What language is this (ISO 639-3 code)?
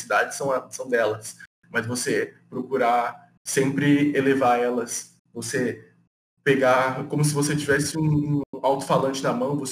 por